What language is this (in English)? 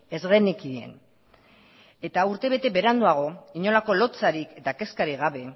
Basque